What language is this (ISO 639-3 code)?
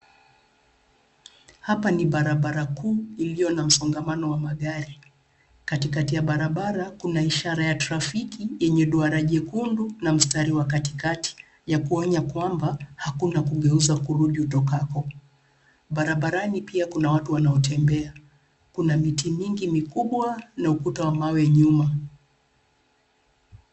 swa